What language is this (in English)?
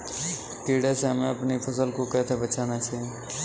Hindi